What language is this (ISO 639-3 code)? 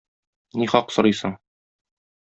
tat